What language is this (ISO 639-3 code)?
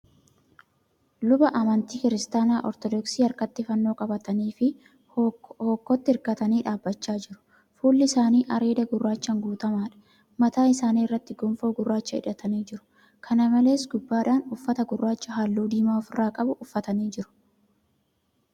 orm